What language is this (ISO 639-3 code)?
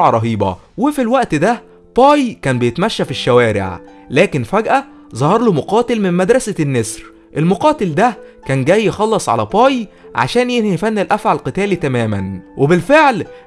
ara